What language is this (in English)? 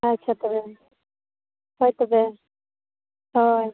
Santali